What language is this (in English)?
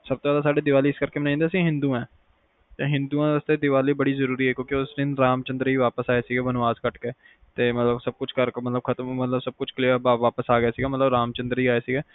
Punjabi